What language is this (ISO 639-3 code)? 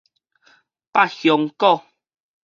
nan